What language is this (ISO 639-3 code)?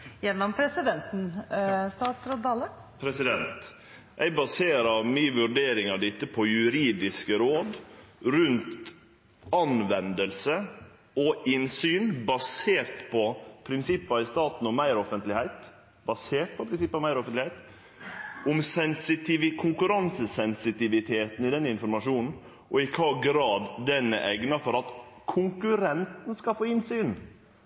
nor